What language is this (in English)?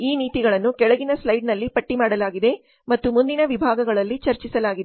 Kannada